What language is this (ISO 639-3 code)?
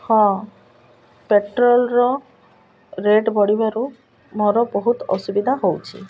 ori